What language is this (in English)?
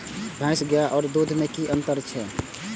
Maithili